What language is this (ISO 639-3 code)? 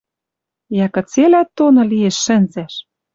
mrj